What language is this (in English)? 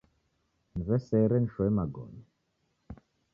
Taita